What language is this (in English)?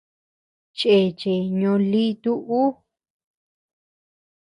Tepeuxila Cuicatec